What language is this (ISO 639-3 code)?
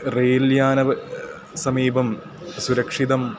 san